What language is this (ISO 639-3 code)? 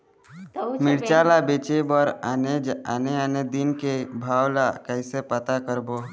hne